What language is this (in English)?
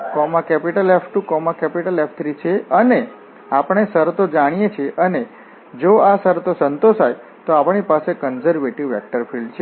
Gujarati